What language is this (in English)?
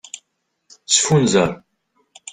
Kabyle